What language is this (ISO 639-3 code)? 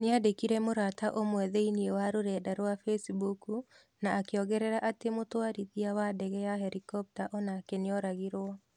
kik